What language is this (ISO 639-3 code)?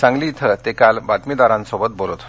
mar